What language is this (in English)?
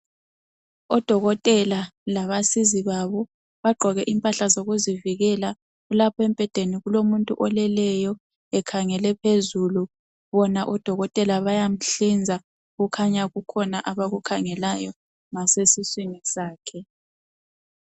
North Ndebele